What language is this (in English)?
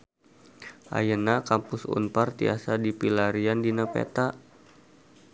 Sundanese